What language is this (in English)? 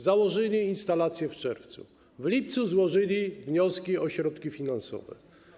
Polish